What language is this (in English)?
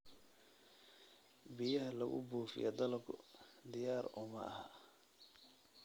Somali